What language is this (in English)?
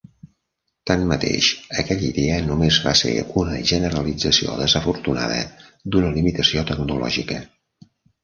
Catalan